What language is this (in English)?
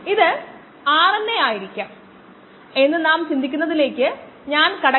Malayalam